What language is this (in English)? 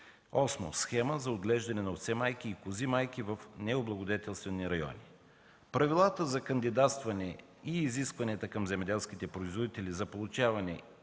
Bulgarian